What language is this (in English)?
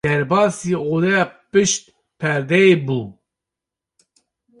Kurdish